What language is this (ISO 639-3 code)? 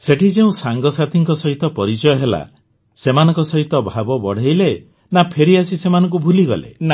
ori